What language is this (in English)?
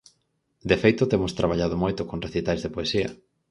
Galician